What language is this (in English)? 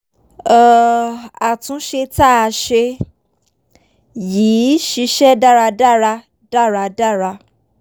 Yoruba